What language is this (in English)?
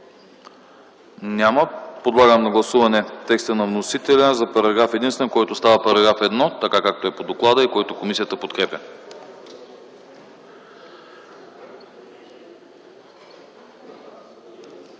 Bulgarian